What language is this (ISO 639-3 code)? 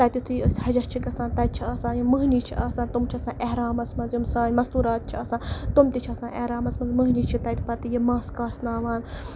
kas